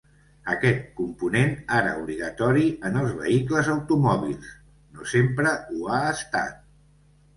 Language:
Catalan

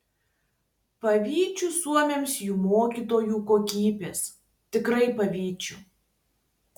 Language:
Lithuanian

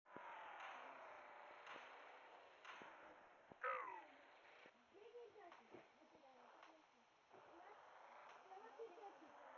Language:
Vietnamese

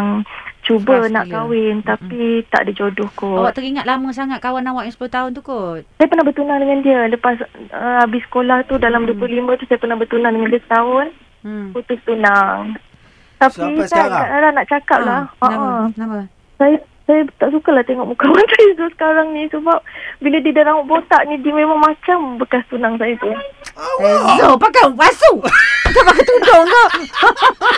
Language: Malay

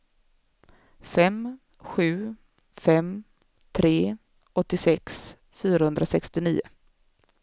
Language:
Swedish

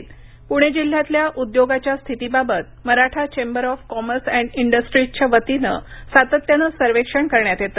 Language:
Marathi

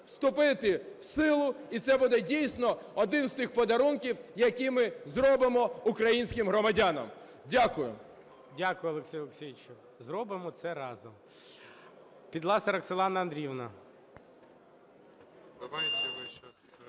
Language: Ukrainian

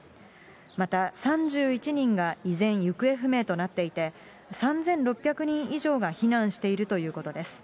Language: Japanese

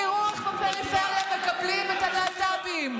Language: Hebrew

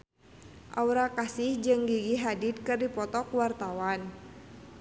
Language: Sundanese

